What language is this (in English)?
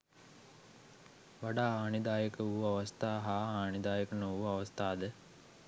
Sinhala